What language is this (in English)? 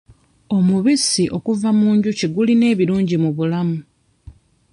Ganda